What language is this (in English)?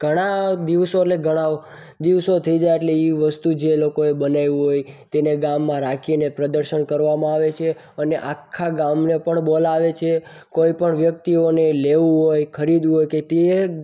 Gujarati